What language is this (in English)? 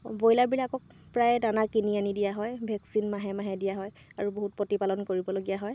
Assamese